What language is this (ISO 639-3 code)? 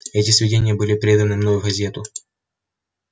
rus